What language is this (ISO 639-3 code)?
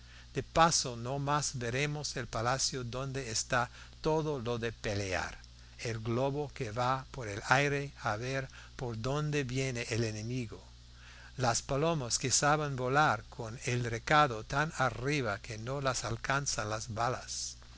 spa